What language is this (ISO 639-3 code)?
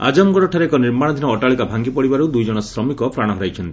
ori